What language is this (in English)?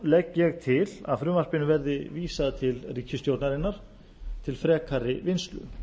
Icelandic